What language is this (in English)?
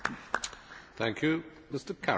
German